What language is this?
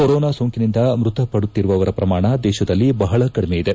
Kannada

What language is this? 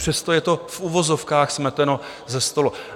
Czech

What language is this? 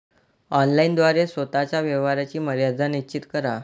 Marathi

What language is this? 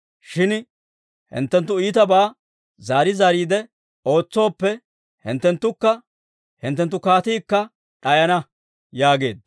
Dawro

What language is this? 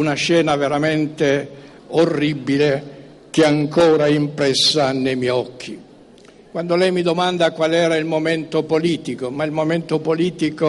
Italian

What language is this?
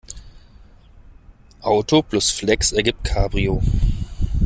German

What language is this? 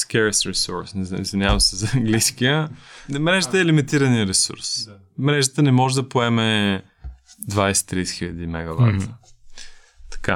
Bulgarian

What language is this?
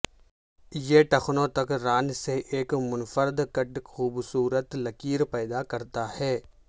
Urdu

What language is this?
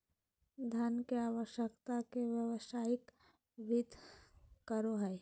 Magahi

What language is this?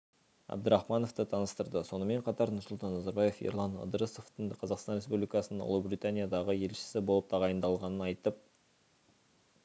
Kazakh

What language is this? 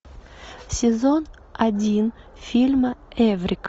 Russian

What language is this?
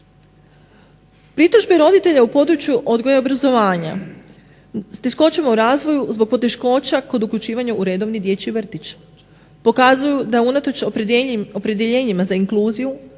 Croatian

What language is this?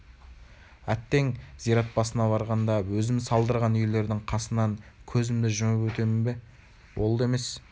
Kazakh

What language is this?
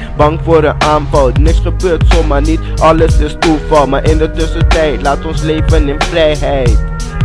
Dutch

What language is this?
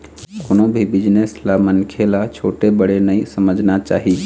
Chhattisgarhi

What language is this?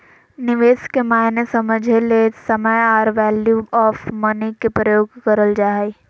Magahi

